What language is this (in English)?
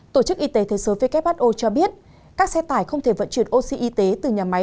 Vietnamese